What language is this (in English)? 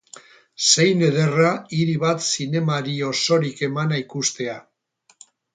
Basque